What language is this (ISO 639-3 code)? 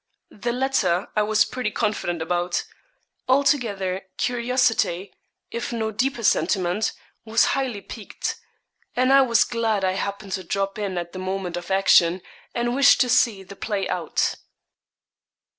eng